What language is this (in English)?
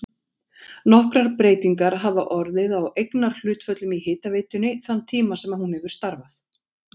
Icelandic